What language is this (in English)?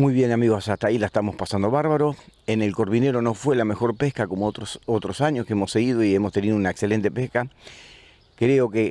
Spanish